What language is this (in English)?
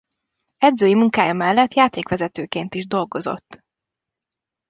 Hungarian